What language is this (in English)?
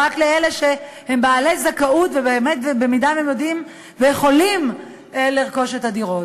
Hebrew